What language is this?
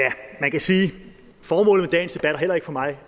Danish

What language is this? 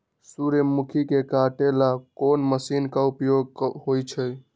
Magahi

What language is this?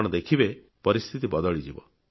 Odia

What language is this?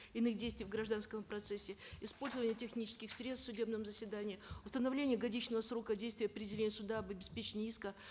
Kazakh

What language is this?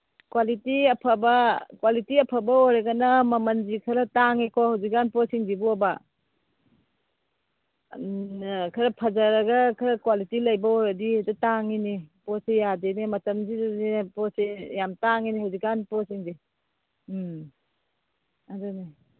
Manipuri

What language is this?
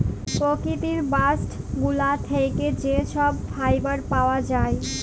Bangla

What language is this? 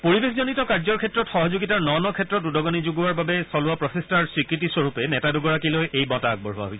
Assamese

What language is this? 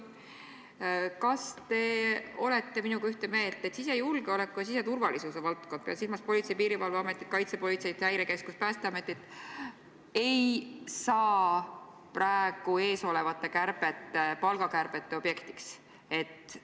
Estonian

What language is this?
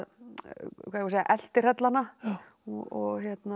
Icelandic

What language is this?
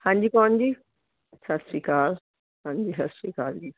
Punjabi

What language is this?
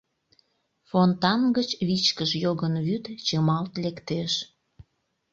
Mari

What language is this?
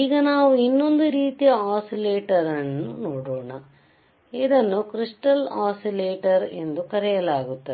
Kannada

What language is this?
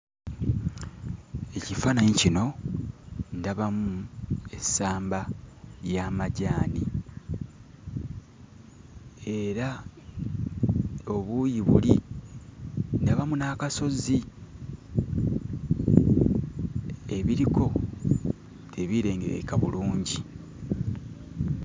Ganda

